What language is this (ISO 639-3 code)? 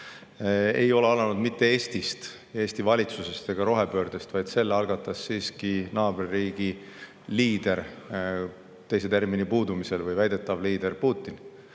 est